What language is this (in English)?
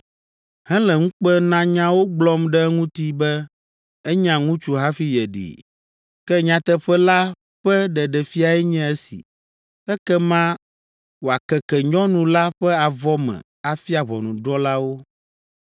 Ewe